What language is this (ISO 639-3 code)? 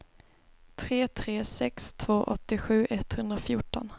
swe